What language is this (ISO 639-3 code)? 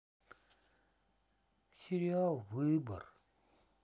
rus